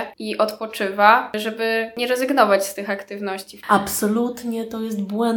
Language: Polish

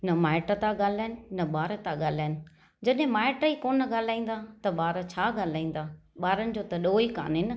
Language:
Sindhi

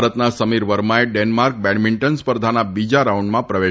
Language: Gujarati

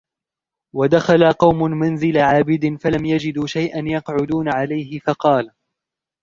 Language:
Arabic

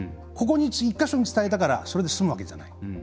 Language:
Japanese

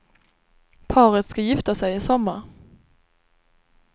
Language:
Swedish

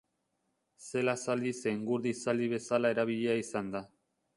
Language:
Basque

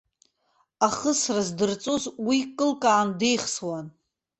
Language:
Abkhazian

